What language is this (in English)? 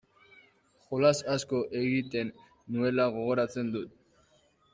Basque